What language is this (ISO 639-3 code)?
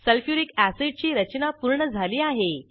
mar